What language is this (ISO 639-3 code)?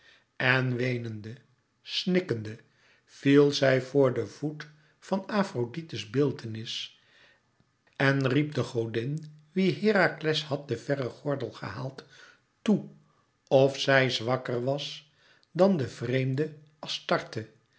nld